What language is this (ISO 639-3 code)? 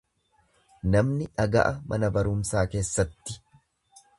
orm